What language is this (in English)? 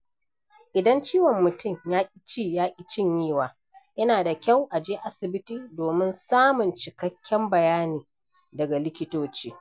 Hausa